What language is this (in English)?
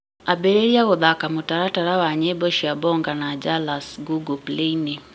Kikuyu